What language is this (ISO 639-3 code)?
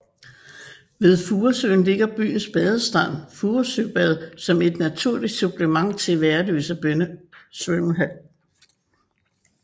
dan